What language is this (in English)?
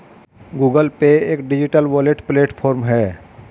Hindi